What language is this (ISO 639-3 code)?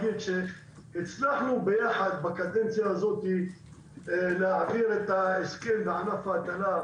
heb